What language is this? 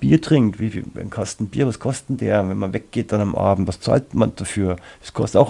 German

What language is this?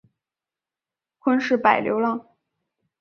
Chinese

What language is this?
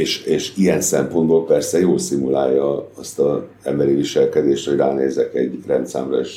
Hungarian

